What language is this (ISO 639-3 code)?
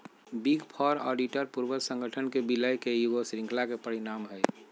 mag